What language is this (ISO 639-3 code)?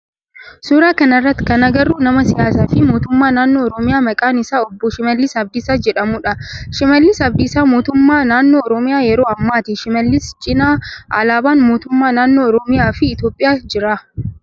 orm